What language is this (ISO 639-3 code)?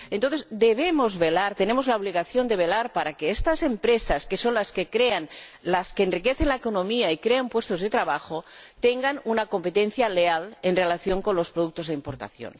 spa